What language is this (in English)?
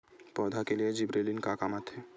Chhattisgarhi